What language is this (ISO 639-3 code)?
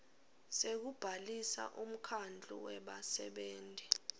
ssw